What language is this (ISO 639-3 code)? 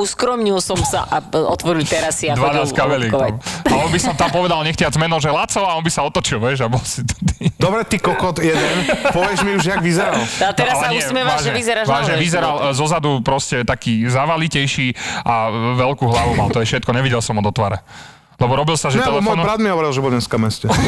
slk